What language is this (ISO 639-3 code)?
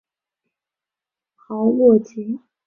zho